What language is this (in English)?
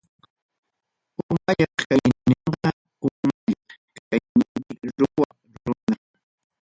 Ayacucho Quechua